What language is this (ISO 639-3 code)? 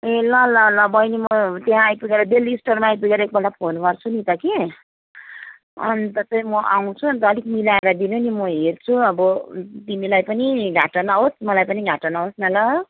nep